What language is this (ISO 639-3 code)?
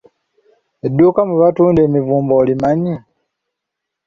lug